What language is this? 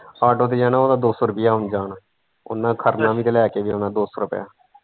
Punjabi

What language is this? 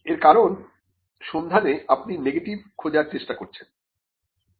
Bangla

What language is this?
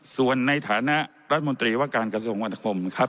Thai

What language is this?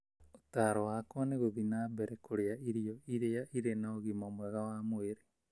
Kikuyu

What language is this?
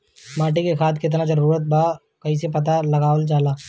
Bhojpuri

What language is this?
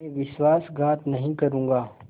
Hindi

